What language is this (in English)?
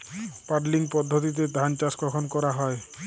Bangla